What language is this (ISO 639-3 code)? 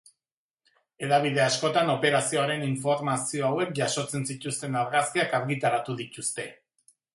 eus